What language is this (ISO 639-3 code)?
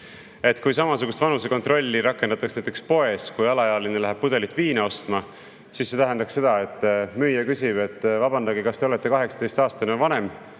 est